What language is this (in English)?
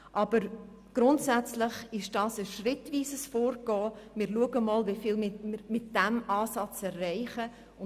Swiss German